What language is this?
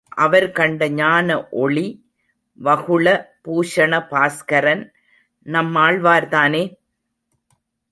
Tamil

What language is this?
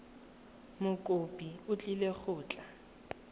Tswana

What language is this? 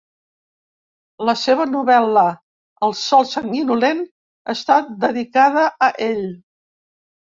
Catalan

